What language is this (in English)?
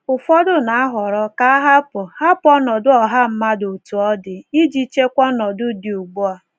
Igbo